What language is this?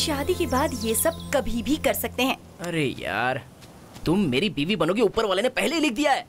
Hindi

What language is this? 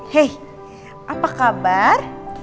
Indonesian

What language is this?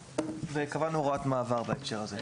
Hebrew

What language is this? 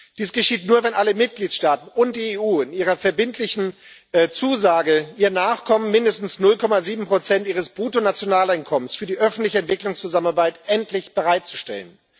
German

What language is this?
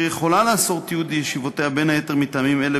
Hebrew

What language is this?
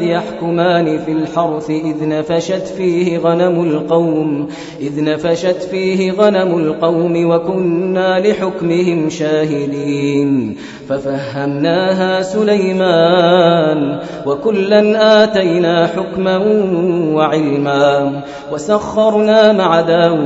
Arabic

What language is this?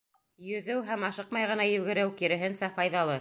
Bashkir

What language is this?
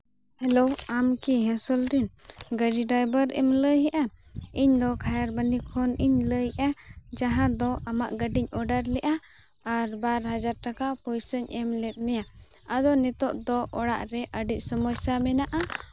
Santali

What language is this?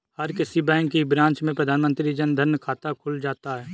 Hindi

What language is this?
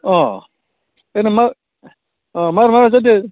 Bodo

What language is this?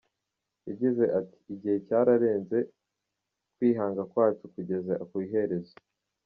Kinyarwanda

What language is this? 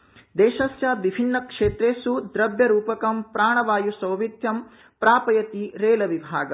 Sanskrit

